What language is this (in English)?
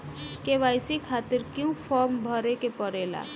Bhojpuri